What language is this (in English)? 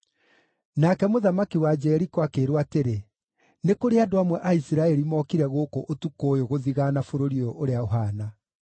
Kikuyu